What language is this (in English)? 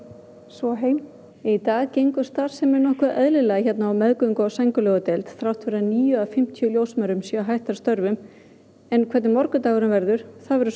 Icelandic